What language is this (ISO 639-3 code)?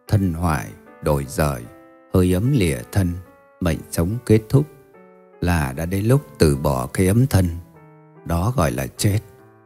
vie